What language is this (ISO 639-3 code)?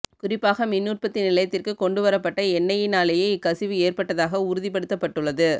tam